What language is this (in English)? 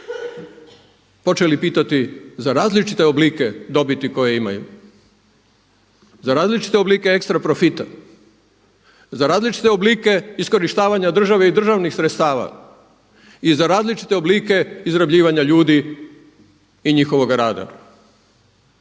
Croatian